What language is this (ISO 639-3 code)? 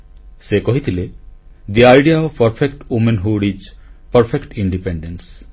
ori